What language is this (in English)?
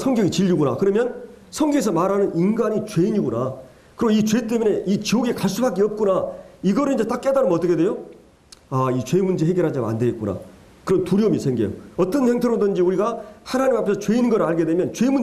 Korean